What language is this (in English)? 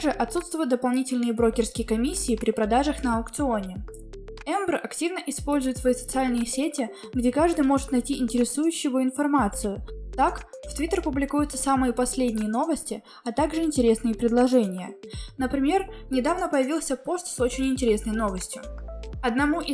Russian